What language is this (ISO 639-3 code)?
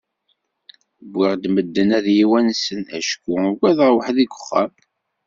kab